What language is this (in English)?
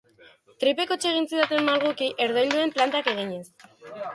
Basque